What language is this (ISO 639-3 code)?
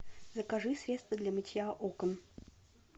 rus